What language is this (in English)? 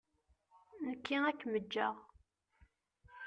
Kabyle